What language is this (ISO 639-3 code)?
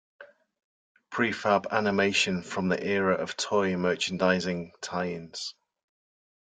eng